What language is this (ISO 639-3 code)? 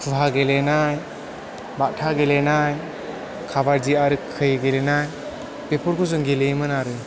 brx